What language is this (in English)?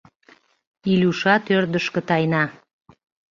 Mari